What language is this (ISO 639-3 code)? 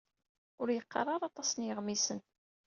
kab